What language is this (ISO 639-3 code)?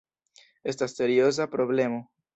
epo